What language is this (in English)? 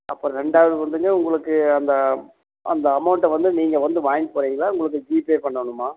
Tamil